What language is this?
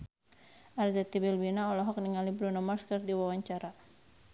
Sundanese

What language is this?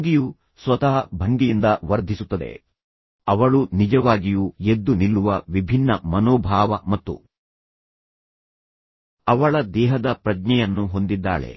Kannada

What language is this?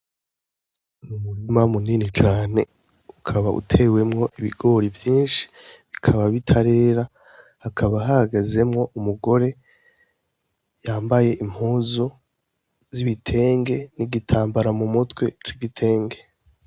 Rundi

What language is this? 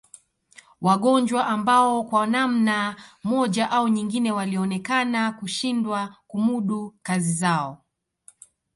Swahili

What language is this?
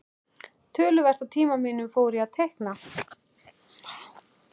Icelandic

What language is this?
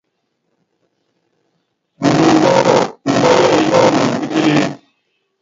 Yangben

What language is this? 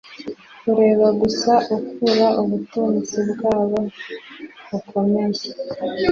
Kinyarwanda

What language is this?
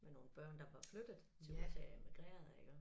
Danish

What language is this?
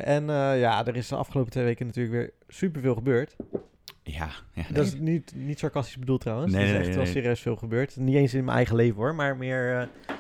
Dutch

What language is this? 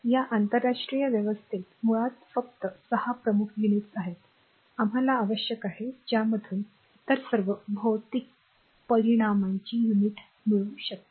Marathi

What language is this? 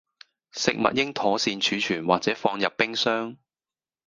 Cantonese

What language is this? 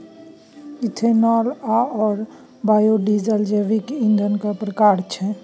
Maithili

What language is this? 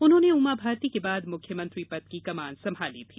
Hindi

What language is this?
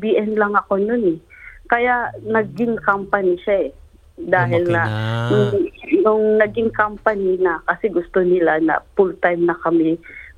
Filipino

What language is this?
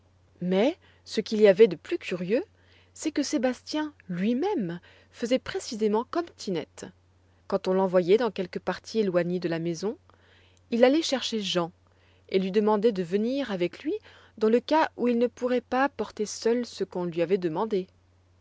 French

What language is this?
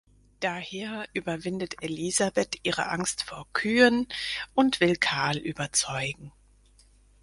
German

